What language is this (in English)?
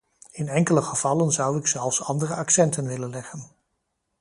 Dutch